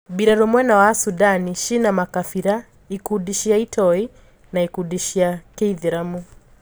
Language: Kikuyu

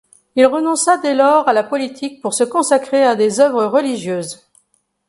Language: French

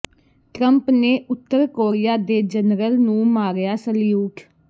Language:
Punjabi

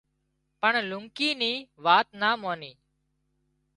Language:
Wadiyara Koli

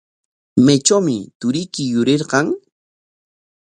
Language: Corongo Ancash Quechua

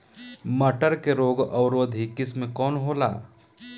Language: Bhojpuri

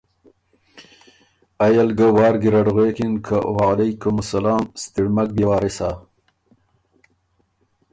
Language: Ormuri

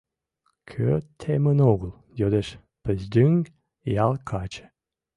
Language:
Mari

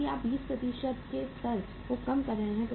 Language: Hindi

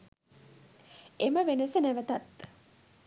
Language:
Sinhala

